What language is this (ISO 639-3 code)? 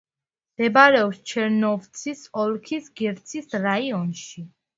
kat